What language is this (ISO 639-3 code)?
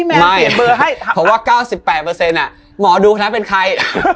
tha